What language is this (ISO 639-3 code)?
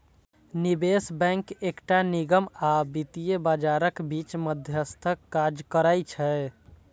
mai